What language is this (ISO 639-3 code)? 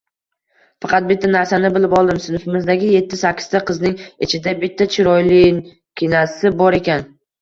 uzb